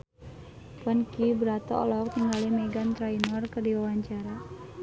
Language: Sundanese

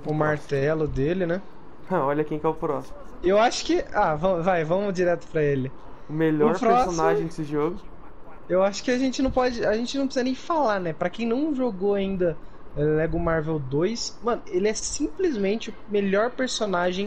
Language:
Portuguese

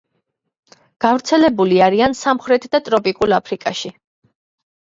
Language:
Georgian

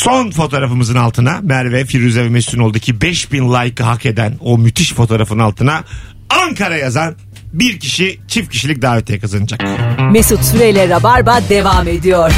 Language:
Turkish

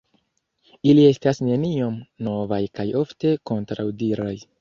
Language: Esperanto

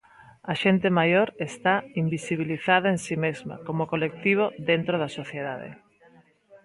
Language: Galician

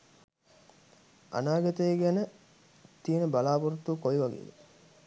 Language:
Sinhala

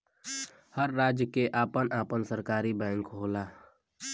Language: Bhojpuri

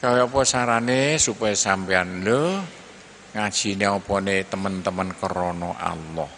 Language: Indonesian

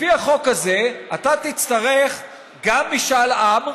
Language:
Hebrew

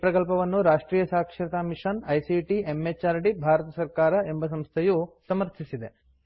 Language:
Kannada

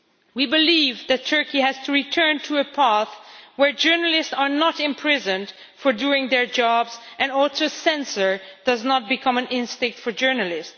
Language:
English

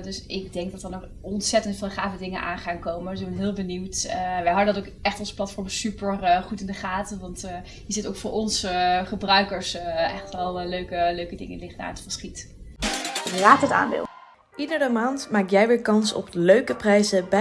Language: Dutch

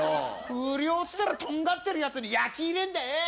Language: Japanese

